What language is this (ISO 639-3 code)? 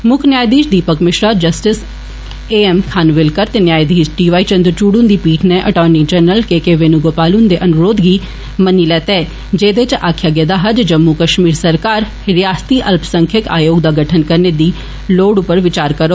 doi